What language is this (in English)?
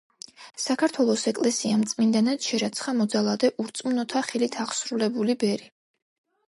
Georgian